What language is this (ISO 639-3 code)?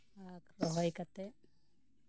sat